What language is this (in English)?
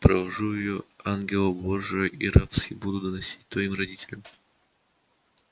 Russian